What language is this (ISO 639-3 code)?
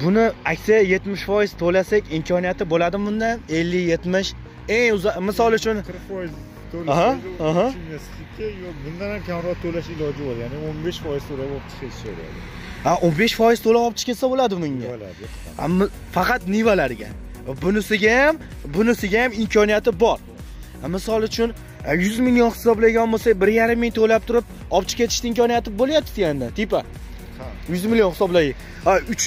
tur